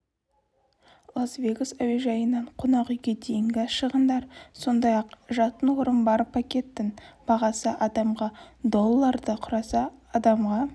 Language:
Kazakh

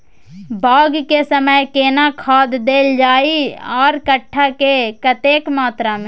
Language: Maithili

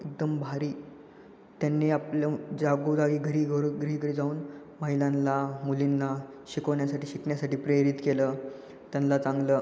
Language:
Marathi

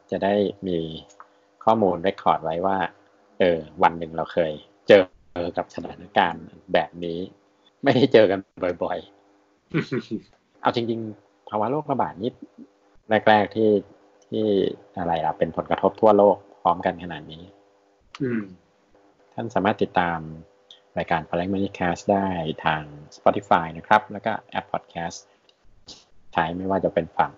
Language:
Thai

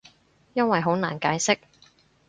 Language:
Cantonese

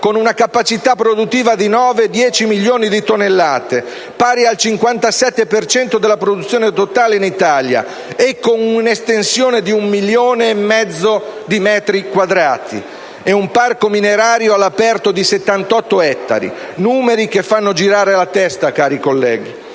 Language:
Italian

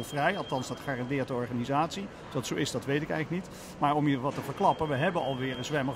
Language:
Dutch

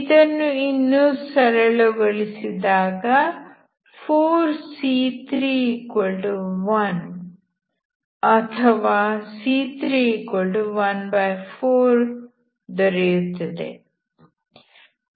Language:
Kannada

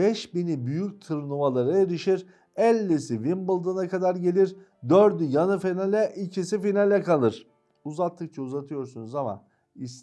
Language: Turkish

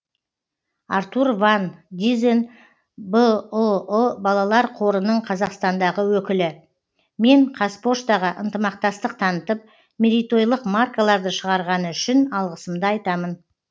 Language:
Kazakh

